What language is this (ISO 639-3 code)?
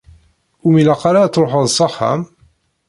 kab